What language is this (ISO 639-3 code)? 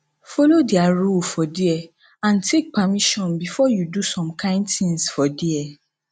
pcm